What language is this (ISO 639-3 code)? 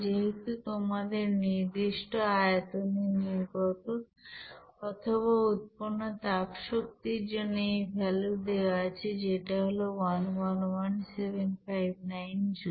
ben